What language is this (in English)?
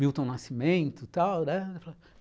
Portuguese